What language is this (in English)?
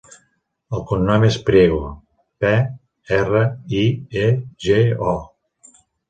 Catalan